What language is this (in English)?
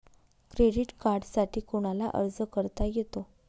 Marathi